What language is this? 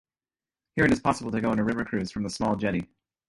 English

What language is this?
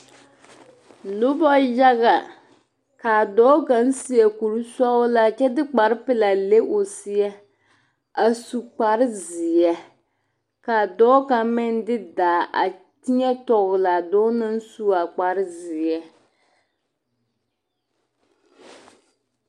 Southern Dagaare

